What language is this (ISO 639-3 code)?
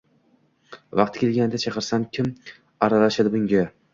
uzb